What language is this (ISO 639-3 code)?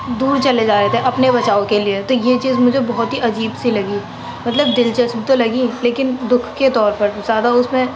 urd